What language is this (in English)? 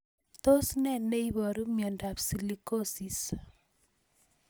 Kalenjin